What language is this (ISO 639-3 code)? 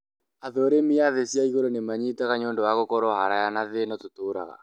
kik